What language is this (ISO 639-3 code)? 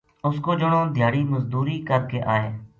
gju